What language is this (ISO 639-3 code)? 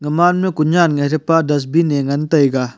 nnp